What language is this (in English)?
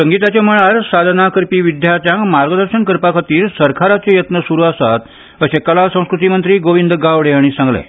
Konkani